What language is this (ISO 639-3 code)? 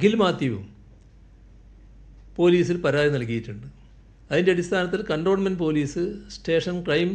ara